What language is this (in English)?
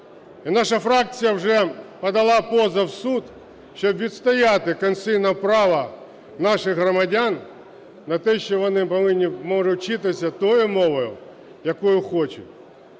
Ukrainian